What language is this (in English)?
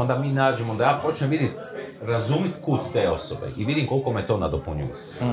Croatian